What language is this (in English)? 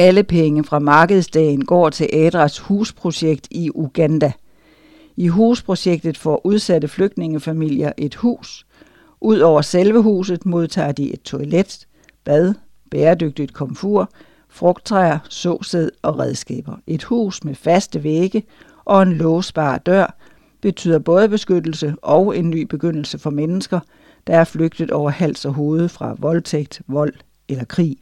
Danish